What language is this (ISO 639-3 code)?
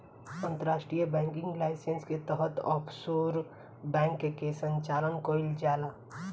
bho